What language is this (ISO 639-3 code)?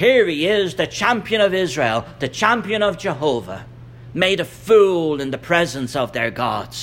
eng